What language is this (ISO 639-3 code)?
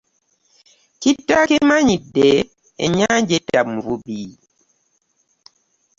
lug